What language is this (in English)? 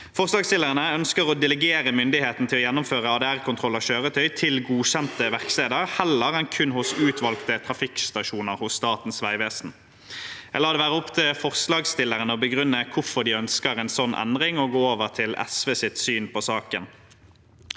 Norwegian